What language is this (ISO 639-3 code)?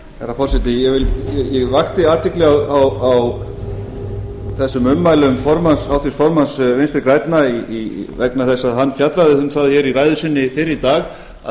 isl